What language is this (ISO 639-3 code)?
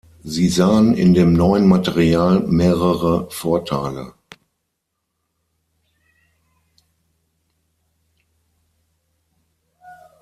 deu